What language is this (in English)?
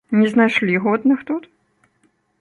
Belarusian